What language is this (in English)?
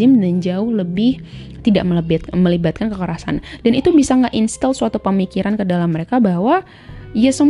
Indonesian